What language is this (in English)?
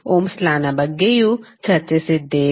Kannada